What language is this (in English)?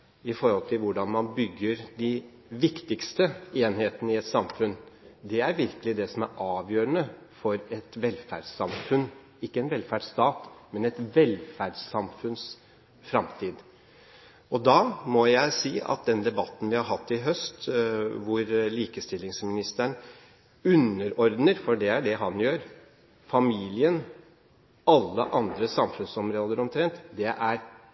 Norwegian Bokmål